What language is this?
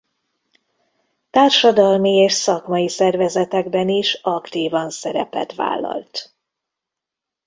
Hungarian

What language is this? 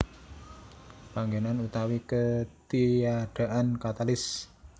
Javanese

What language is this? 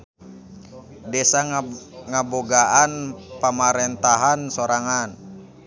Sundanese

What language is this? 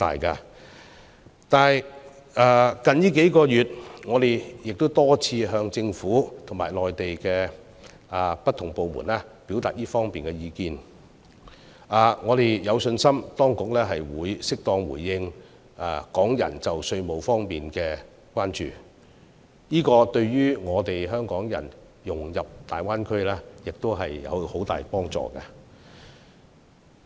Cantonese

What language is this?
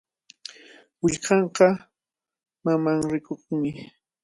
Cajatambo North Lima Quechua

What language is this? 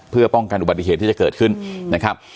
Thai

